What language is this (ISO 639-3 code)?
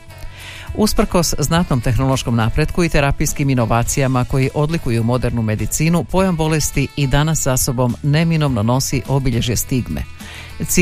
hrv